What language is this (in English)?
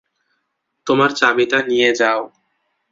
Bangla